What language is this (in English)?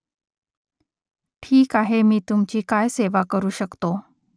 Marathi